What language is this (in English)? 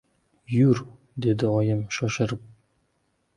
Uzbek